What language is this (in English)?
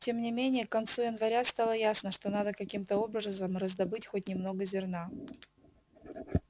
Russian